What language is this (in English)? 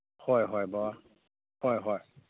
Manipuri